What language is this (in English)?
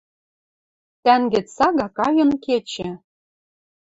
Western Mari